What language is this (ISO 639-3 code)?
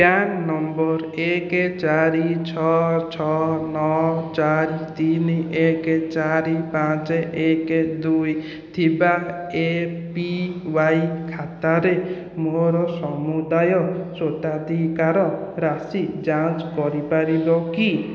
ori